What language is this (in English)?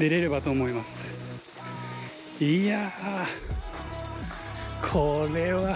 Japanese